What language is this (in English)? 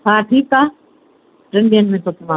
Sindhi